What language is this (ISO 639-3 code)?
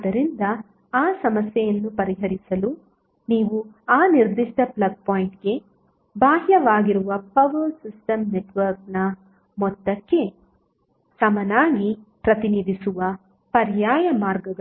kan